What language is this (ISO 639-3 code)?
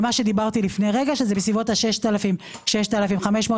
heb